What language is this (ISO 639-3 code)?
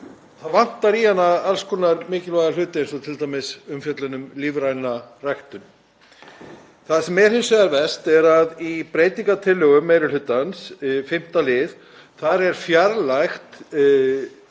isl